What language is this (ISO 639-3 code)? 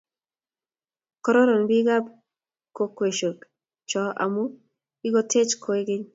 kln